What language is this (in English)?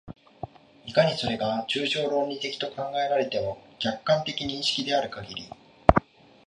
Japanese